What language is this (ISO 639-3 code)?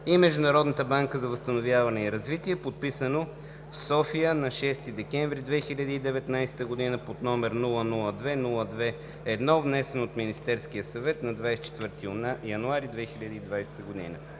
bul